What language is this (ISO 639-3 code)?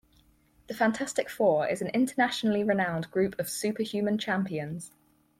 eng